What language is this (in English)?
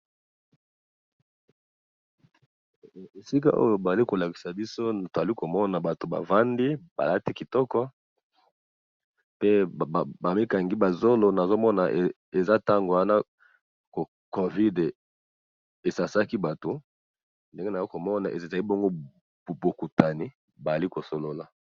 Lingala